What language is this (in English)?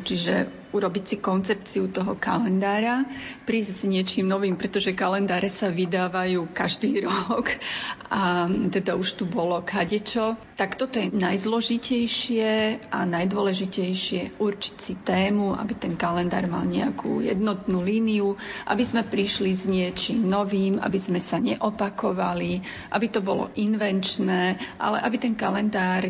Slovak